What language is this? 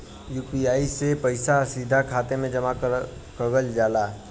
Bhojpuri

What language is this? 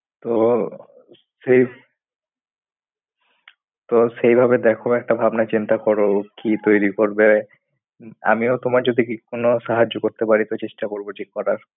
Bangla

